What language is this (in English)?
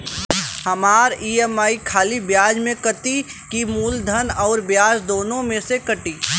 Bhojpuri